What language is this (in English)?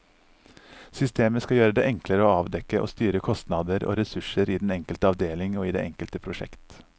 Norwegian